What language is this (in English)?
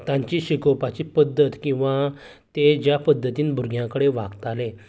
Konkani